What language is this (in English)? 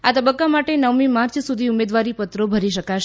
Gujarati